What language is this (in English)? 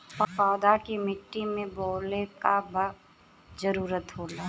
Bhojpuri